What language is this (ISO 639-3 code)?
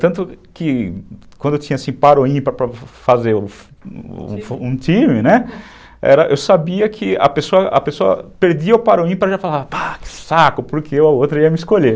por